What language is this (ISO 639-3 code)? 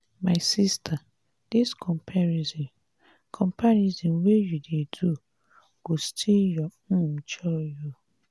pcm